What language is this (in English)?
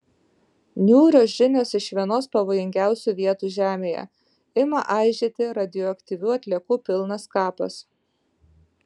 Lithuanian